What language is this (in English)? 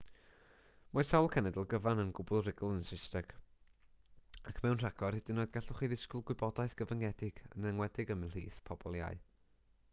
Welsh